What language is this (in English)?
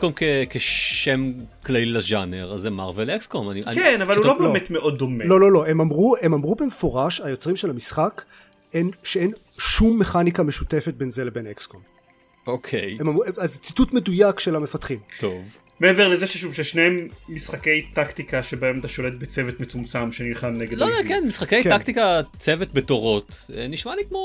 Hebrew